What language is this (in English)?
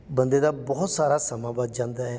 Punjabi